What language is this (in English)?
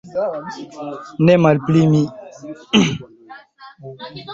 Esperanto